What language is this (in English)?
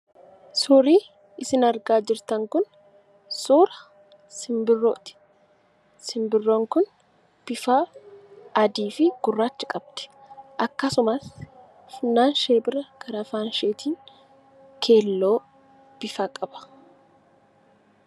Oromo